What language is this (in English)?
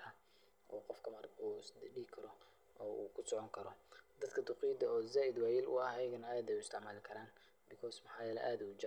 Somali